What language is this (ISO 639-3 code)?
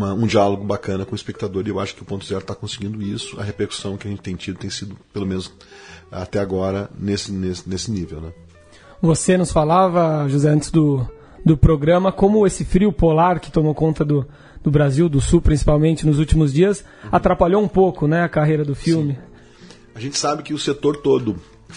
por